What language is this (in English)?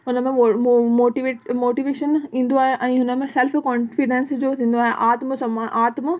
Sindhi